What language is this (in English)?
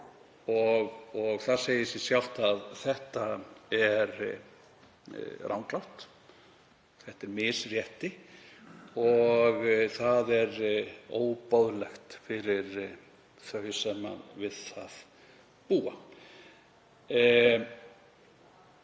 Icelandic